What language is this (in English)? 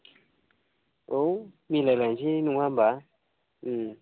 Bodo